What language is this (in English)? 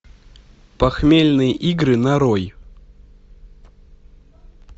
Russian